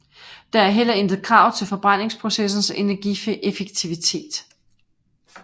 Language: Danish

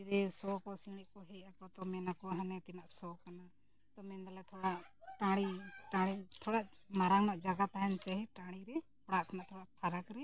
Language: Santali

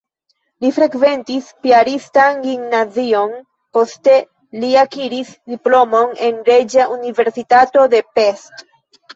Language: Esperanto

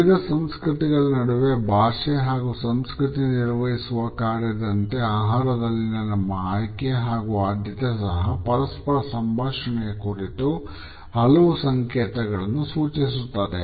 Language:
Kannada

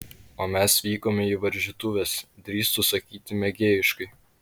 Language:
Lithuanian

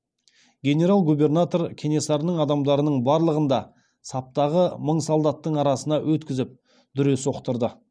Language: Kazakh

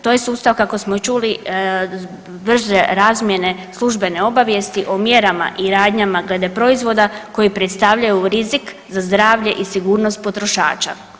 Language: Croatian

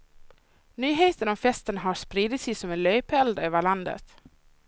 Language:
Swedish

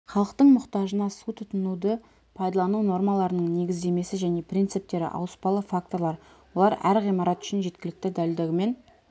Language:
Kazakh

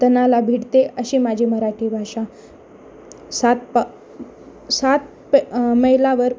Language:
Marathi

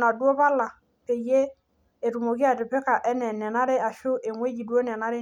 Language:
Masai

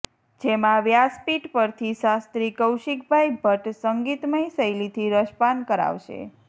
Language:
Gujarati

